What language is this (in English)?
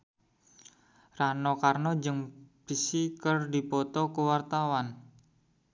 Sundanese